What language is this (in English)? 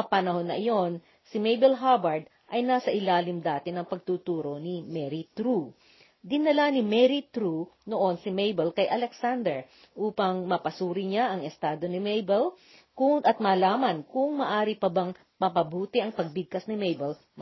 Filipino